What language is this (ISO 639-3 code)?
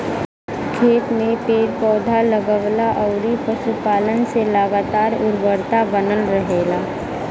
bho